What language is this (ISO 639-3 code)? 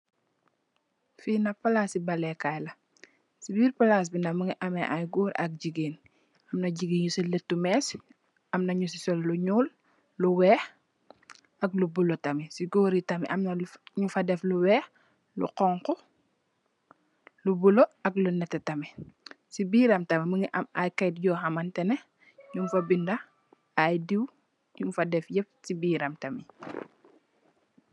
wol